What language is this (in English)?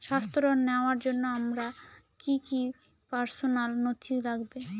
Bangla